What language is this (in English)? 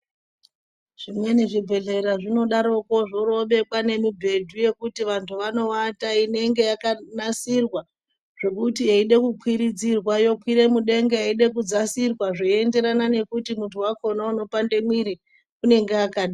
Ndau